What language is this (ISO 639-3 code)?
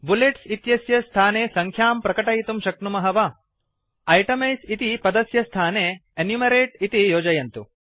san